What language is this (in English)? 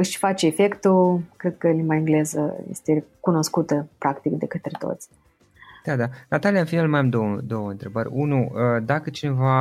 Romanian